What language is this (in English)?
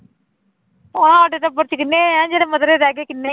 Punjabi